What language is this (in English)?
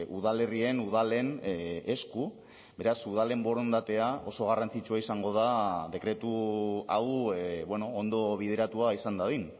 Basque